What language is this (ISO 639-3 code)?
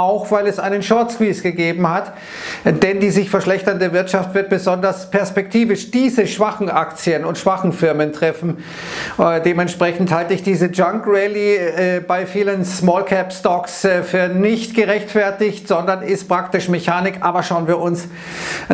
deu